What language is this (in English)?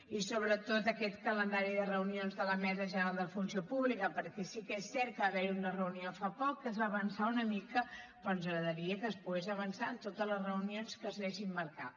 Catalan